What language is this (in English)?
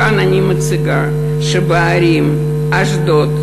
Hebrew